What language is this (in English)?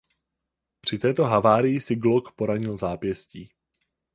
Czech